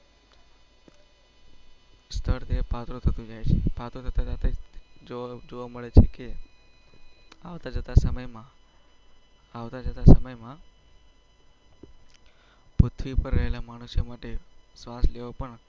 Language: Gujarati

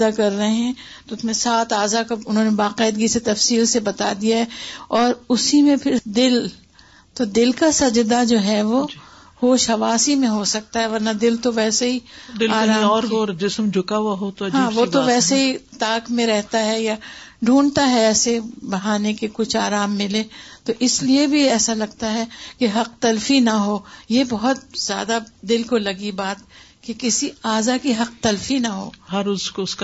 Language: Urdu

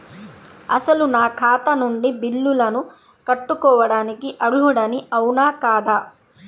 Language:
Telugu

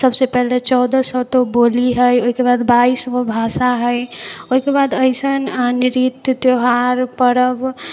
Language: Maithili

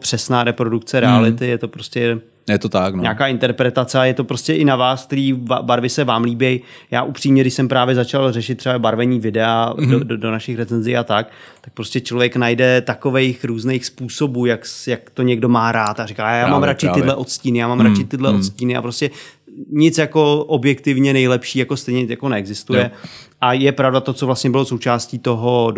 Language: Czech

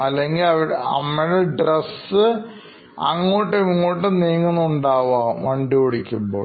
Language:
Malayalam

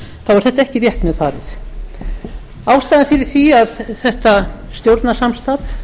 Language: Icelandic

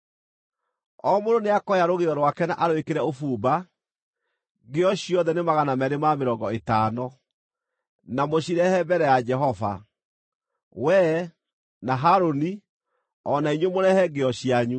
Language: Kikuyu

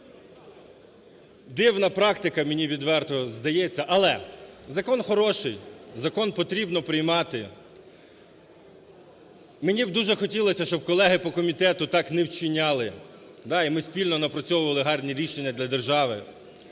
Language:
Ukrainian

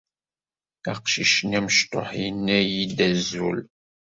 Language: Kabyle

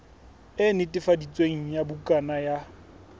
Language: Southern Sotho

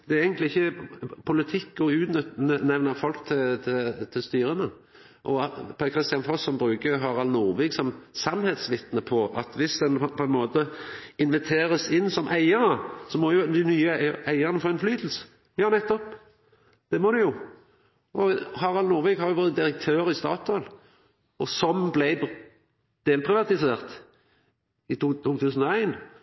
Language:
Norwegian Nynorsk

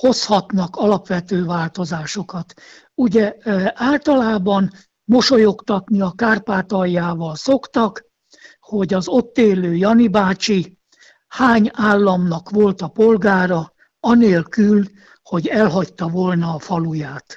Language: Hungarian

